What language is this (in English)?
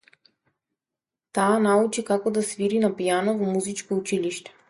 Macedonian